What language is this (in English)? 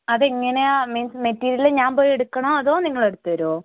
Malayalam